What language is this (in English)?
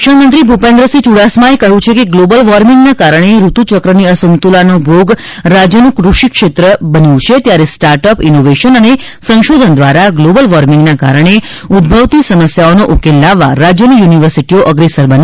Gujarati